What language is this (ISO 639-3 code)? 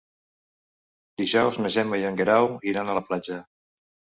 cat